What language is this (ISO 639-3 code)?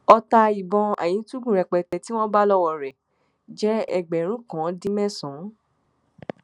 yor